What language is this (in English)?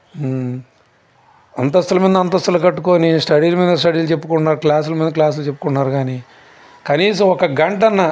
Telugu